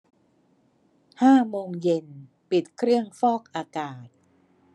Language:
Thai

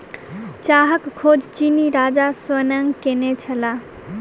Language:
Maithili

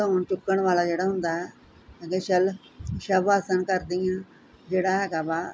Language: Punjabi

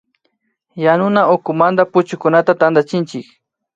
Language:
Imbabura Highland Quichua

